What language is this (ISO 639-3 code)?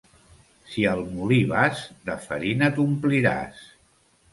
cat